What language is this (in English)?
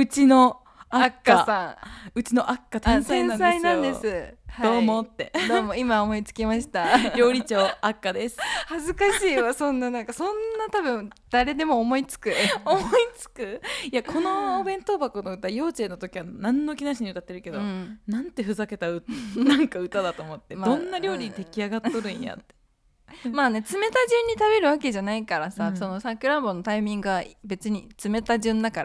Japanese